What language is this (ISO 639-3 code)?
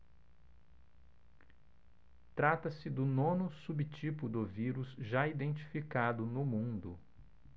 por